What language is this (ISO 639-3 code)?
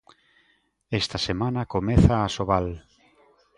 glg